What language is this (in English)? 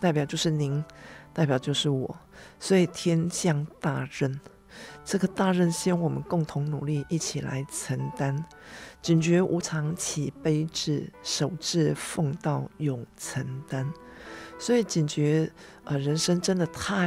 Chinese